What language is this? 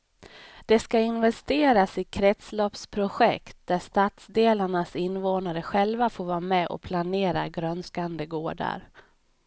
Swedish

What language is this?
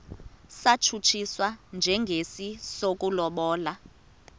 Xhosa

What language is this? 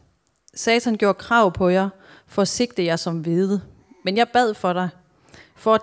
Danish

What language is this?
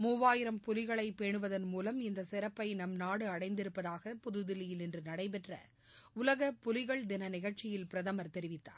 Tamil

